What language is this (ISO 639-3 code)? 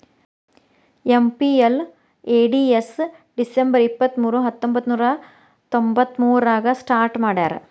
kan